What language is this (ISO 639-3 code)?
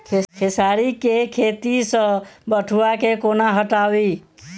mai